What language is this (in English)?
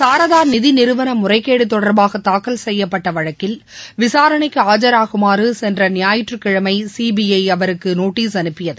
Tamil